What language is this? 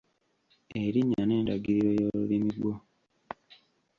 Ganda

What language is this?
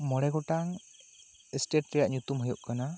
Santali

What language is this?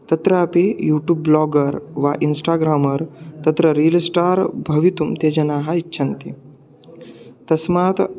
Sanskrit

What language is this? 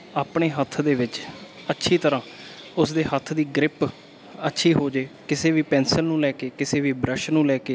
Punjabi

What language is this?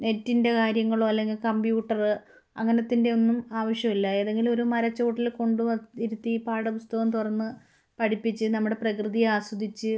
Malayalam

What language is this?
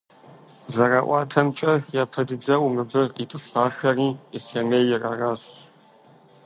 Kabardian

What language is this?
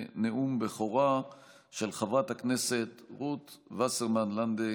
Hebrew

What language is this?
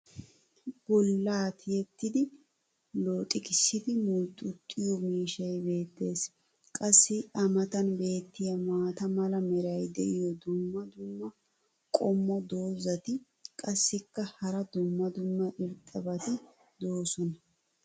Wolaytta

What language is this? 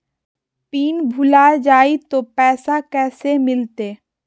Magahi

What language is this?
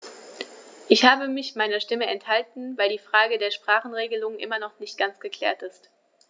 German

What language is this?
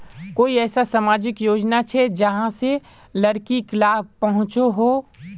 Magahi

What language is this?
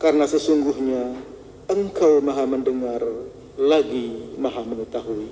Indonesian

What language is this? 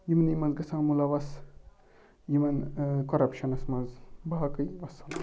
Kashmiri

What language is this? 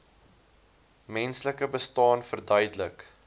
Afrikaans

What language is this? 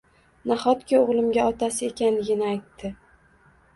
Uzbek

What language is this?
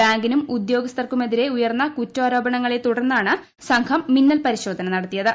Malayalam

